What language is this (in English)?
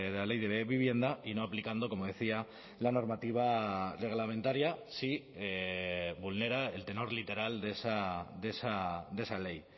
Spanish